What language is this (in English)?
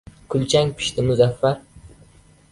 Uzbek